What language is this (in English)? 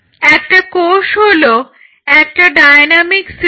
Bangla